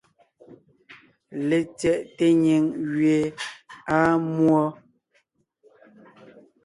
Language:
Ngiemboon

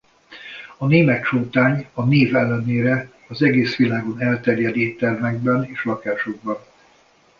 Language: Hungarian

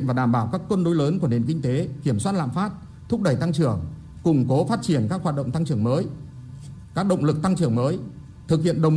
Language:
Vietnamese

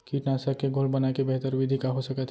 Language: Chhattisgarhi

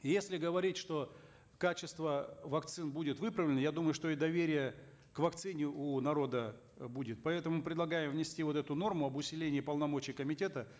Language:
Kazakh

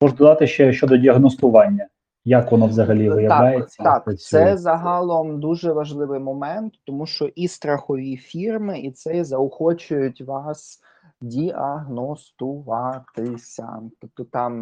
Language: Ukrainian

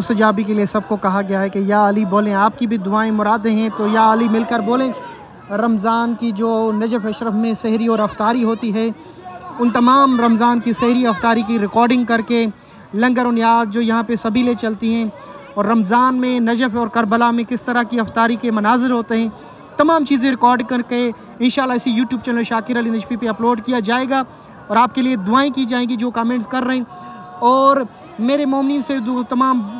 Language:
Hindi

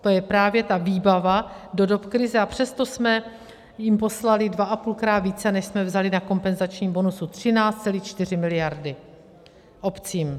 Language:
Czech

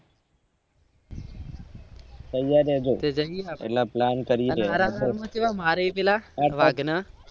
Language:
Gujarati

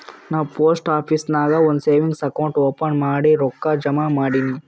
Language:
Kannada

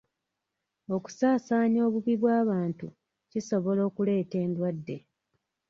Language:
Ganda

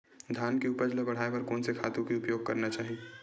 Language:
Chhattisgarhi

